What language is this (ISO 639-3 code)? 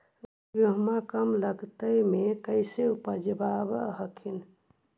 mag